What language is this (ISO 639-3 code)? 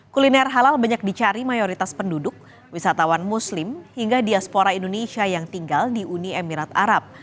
ind